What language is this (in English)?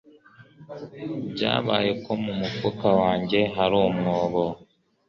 Kinyarwanda